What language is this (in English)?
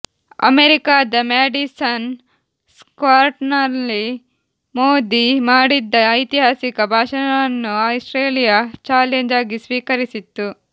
Kannada